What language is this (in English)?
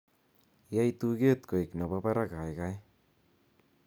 Kalenjin